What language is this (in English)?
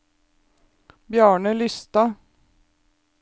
Norwegian